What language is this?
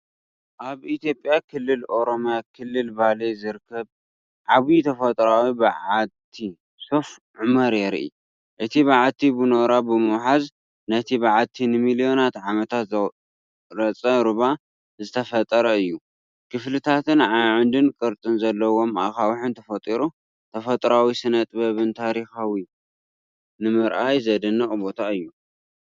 Tigrinya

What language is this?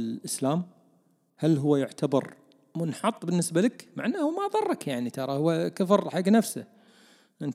Arabic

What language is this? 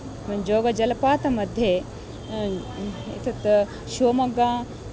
Sanskrit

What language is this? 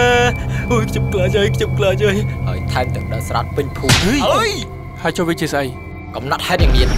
Thai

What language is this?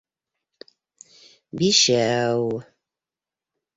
Bashkir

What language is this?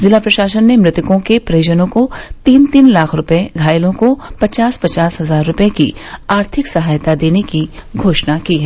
Hindi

